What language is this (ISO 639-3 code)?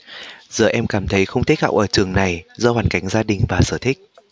vie